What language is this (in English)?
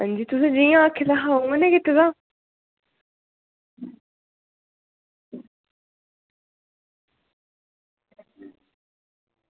Dogri